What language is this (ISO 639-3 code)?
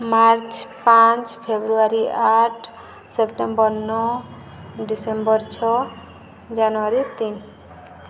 ori